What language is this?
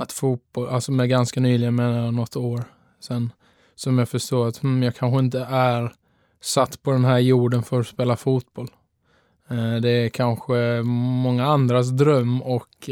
Swedish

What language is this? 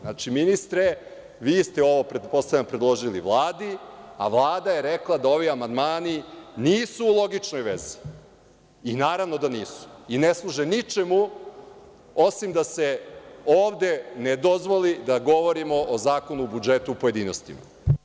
Serbian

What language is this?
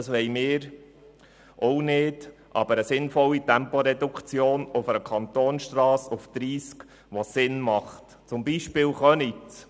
Swiss German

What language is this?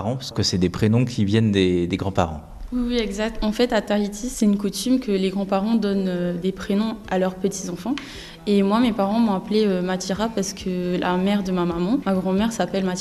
French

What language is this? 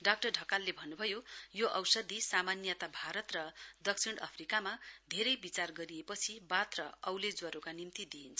Nepali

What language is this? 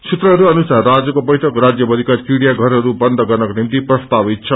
Nepali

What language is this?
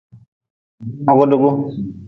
Nawdm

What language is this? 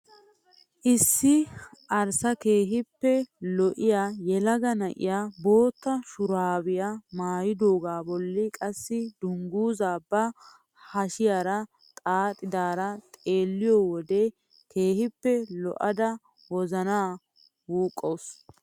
Wolaytta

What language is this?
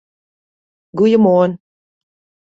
Western Frisian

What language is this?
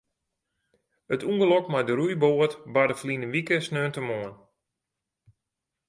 Western Frisian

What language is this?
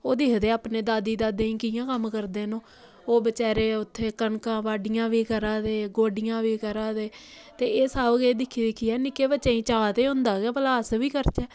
Dogri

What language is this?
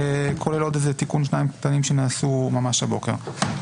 Hebrew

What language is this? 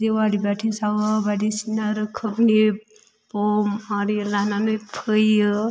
Bodo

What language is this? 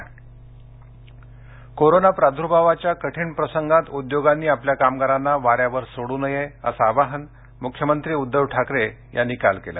Marathi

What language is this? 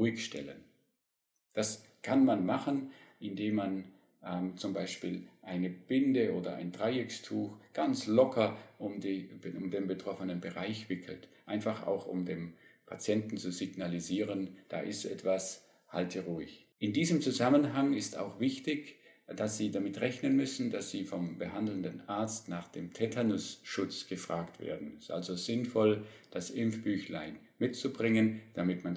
German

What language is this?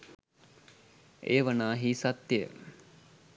Sinhala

